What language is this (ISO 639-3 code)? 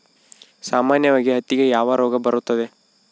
kan